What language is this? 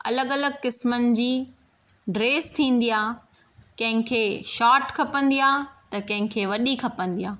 Sindhi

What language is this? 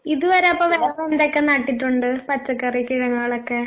Malayalam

